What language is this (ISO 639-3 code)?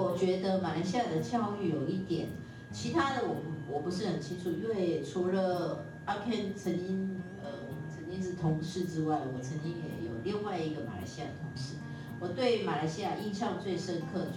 zho